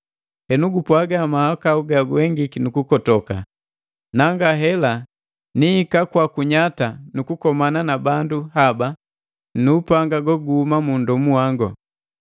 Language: Matengo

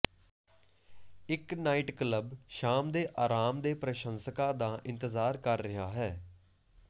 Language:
Punjabi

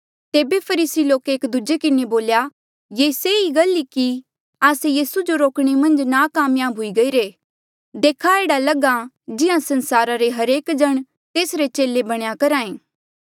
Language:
Mandeali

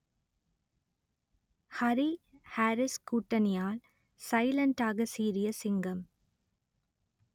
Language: Tamil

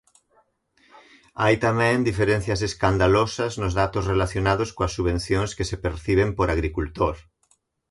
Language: Galician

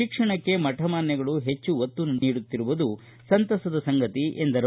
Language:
Kannada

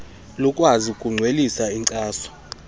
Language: Xhosa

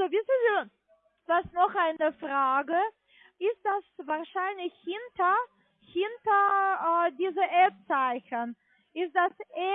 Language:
German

